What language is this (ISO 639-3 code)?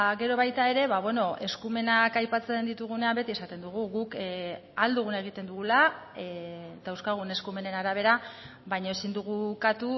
eus